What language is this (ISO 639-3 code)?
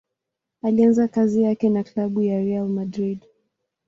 swa